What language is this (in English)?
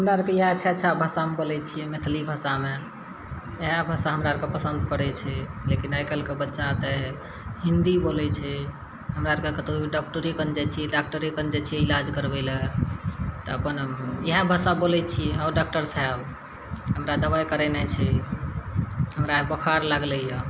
Maithili